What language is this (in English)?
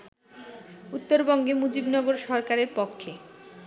Bangla